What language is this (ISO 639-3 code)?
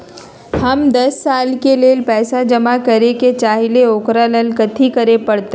mag